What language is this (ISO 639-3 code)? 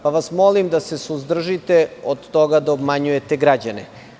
srp